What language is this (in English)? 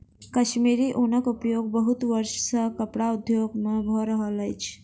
Maithili